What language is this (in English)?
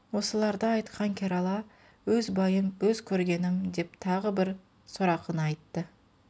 Kazakh